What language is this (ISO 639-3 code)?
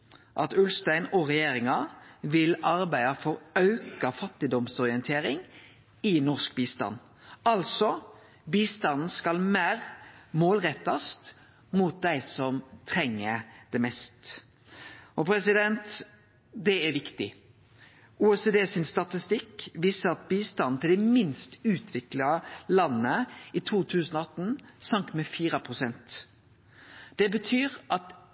nno